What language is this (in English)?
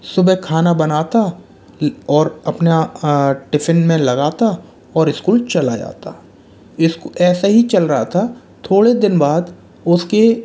Hindi